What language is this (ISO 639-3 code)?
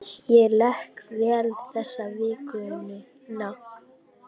isl